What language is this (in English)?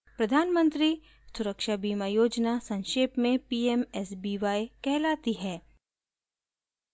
Hindi